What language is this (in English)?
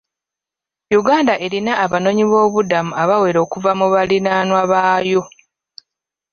Ganda